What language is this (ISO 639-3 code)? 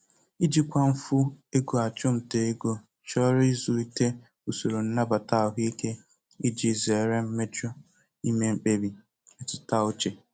ibo